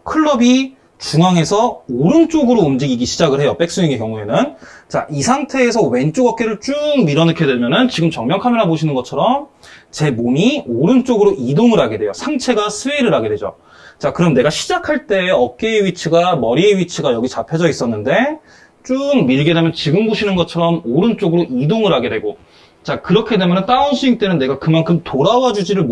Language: Korean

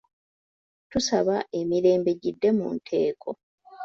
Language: Ganda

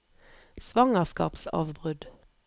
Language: Norwegian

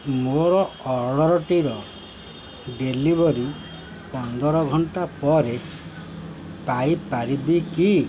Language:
Odia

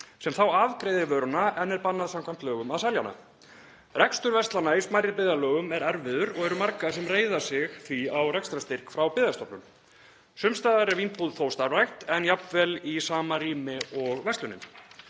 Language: Icelandic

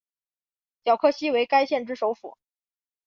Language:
Chinese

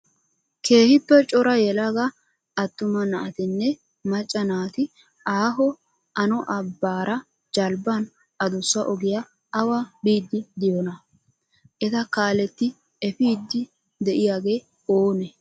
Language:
Wolaytta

